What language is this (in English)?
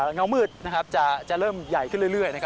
Thai